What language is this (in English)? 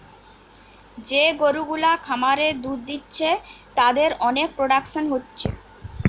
Bangla